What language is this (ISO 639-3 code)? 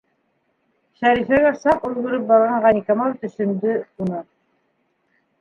bak